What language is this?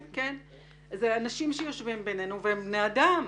Hebrew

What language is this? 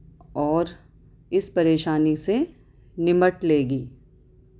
Urdu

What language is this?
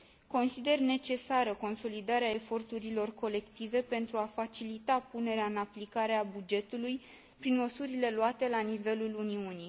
Romanian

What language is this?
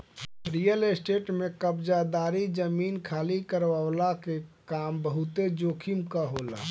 Bhojpuri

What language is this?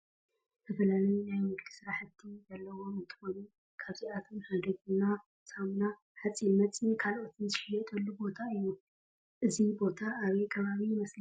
Tigrinya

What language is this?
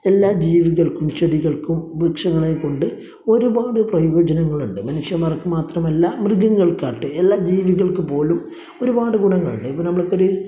Malayalam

